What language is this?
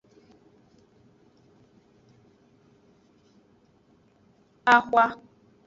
Aja (Benin)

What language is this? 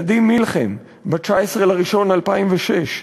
Hebrew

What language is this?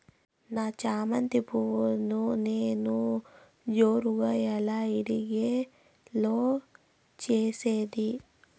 Telugu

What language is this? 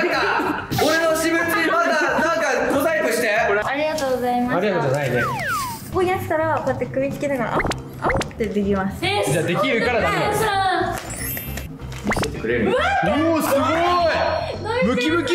Japanese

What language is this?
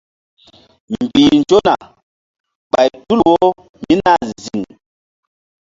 Mbum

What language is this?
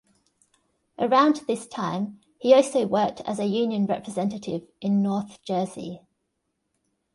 English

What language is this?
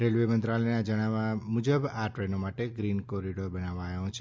Gujarati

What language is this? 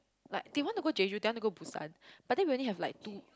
English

